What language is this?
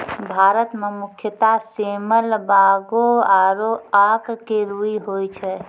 Maithili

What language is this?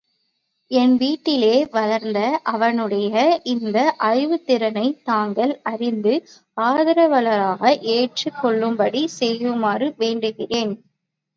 Tamil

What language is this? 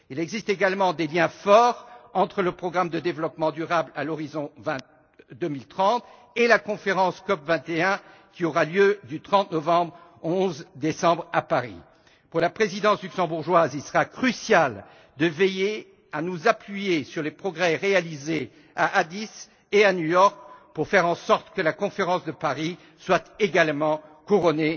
French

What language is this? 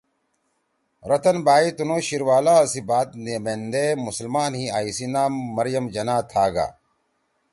Torwali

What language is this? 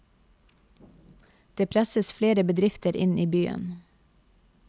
Norwegian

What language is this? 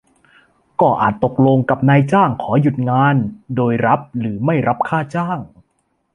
Thai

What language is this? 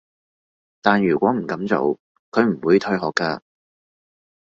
Cantonese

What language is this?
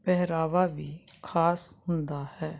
Punjabi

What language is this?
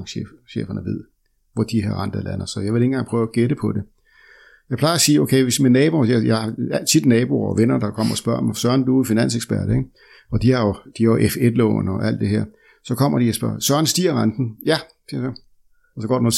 Danish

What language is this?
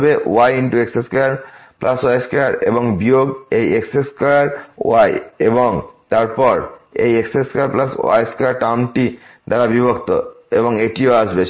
Bangla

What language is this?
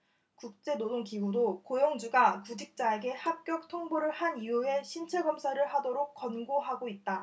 Korean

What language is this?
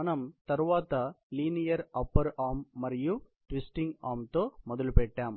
Telugu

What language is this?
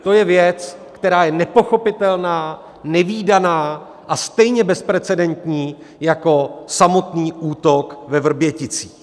Czech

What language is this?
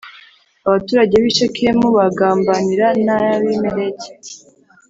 Kinyarwanda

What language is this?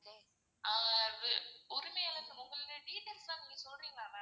Tamil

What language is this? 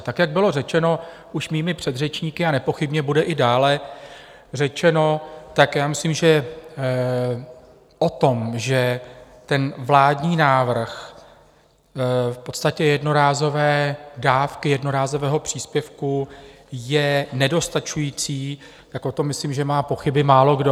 Czech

